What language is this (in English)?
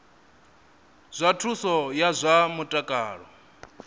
Venda